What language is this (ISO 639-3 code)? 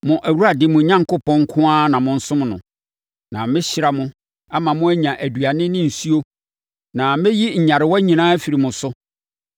aka